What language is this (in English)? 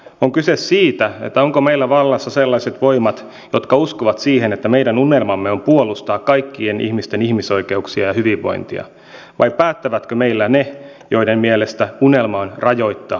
Finnish